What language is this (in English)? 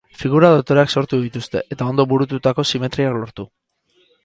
Basque